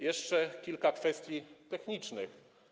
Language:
Polish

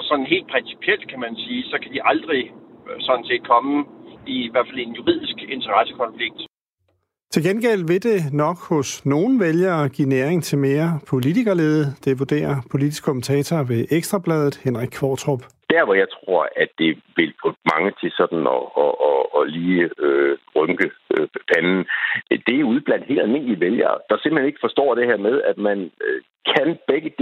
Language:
Danish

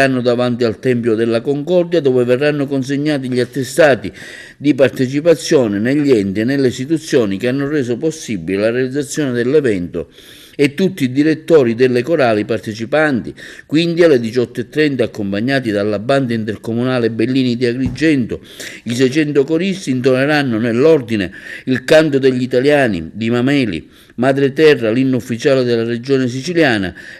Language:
Italian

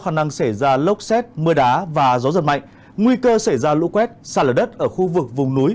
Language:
Vietnamese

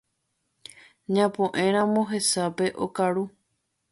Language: Guarani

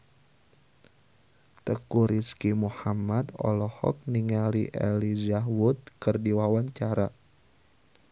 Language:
Sundanese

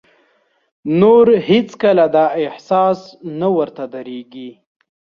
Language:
Pashto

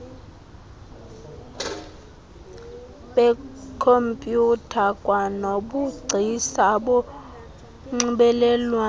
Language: Xhosa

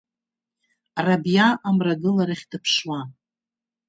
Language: Abkhazian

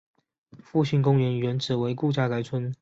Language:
Chinese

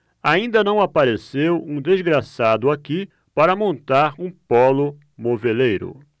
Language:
Portuguese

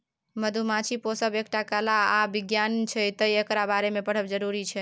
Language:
Maithili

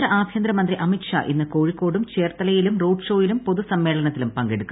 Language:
Malayalam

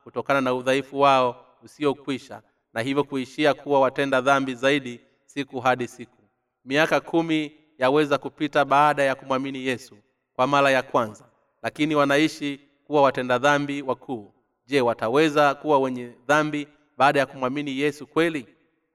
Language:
Swahili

